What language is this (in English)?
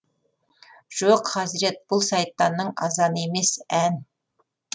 Kazakh